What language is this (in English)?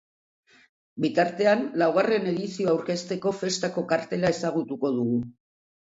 Basque